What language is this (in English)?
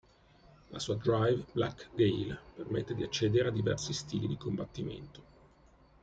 Italian